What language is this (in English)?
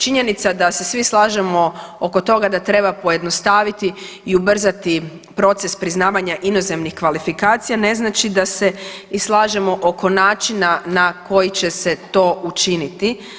Croatian